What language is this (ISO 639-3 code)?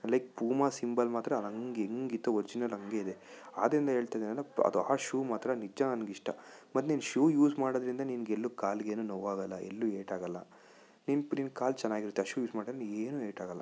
kan